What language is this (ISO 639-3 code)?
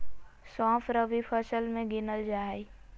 mag